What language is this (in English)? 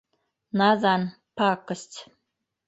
Bashkir